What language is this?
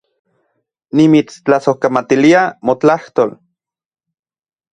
Central Puebla Nahuatl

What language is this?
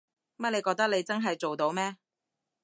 Cantonese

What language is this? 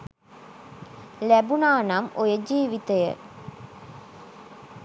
Sinhala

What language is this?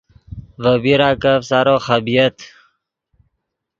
Yidgha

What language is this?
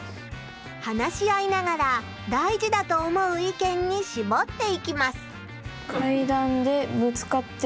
Japanese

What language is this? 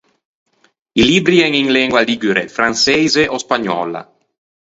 Ligurian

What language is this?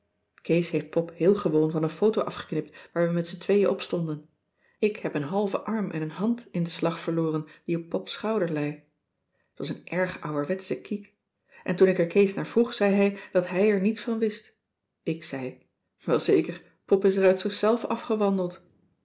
Dutch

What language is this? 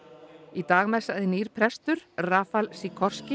Icelandic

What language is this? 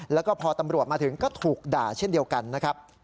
Thai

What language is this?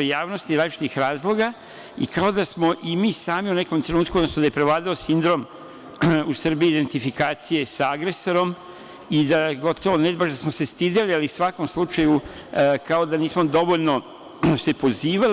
Serbian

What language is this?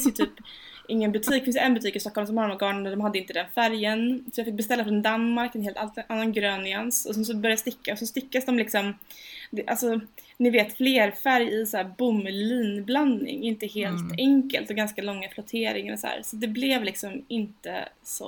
Swedish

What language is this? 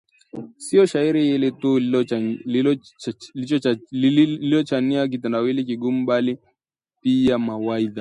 Swahili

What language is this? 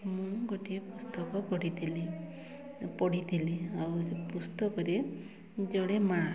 Odia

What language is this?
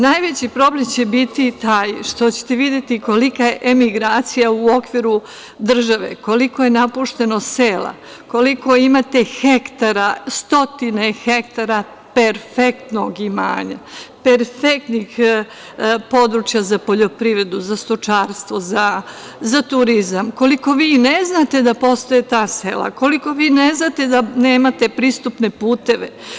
Serbian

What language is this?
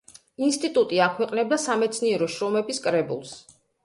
Georgian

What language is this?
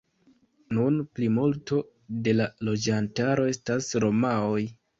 Esperanto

